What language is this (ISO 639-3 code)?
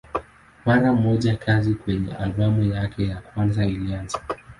swa